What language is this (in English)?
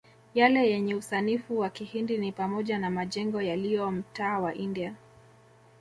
Swahili